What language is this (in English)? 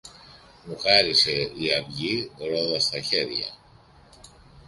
Greek